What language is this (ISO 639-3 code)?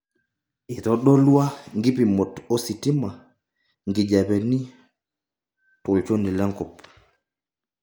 mas